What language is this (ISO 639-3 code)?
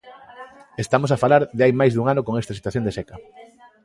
glg